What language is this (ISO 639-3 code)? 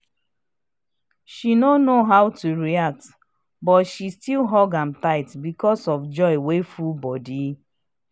pcm